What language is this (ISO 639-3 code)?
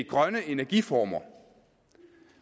dan